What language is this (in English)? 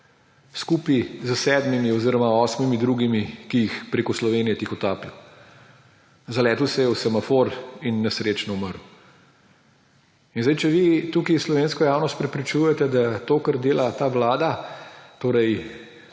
Slovenian